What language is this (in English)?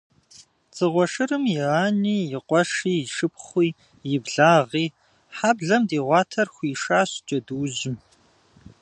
Kabardian